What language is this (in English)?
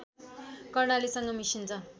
Nepali